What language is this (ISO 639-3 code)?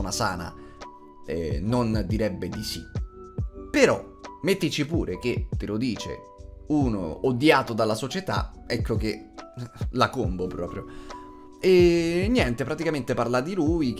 ita